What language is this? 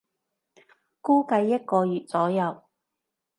Cantonese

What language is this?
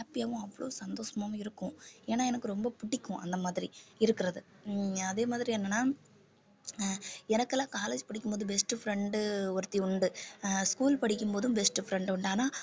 Tamil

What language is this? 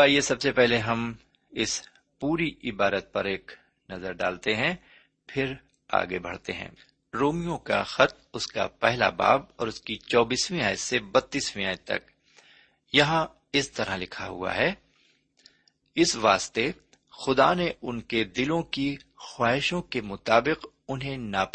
Urdu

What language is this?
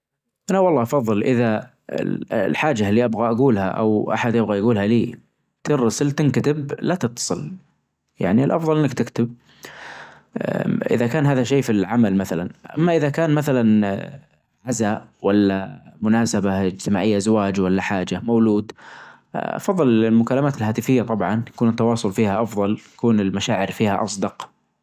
Najdi Arabic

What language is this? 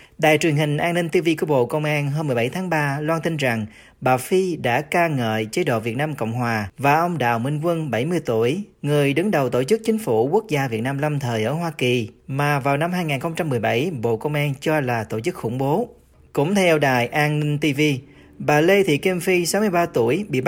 Vietnamese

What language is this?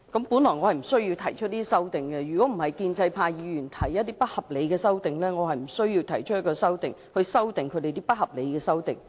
Cantonese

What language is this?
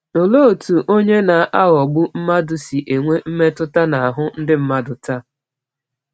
Igbo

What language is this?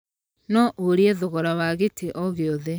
Kikuyu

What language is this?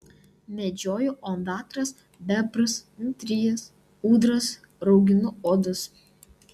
Lithuanian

